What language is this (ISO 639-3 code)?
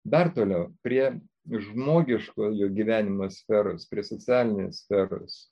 lit